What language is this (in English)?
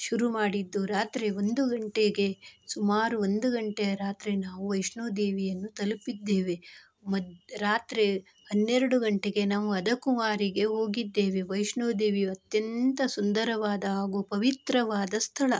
Kannada